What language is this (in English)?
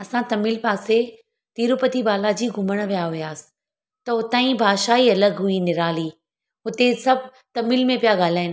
Sindhi